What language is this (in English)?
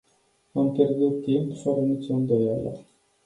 Romanian